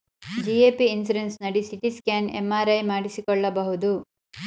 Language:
Kannada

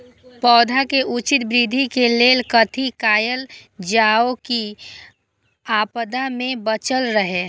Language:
Maithili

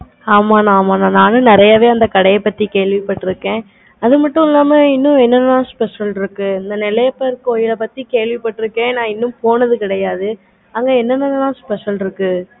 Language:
Tamil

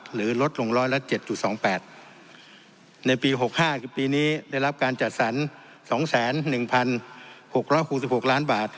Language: Thai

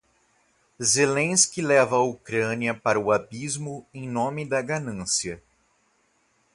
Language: Portuguese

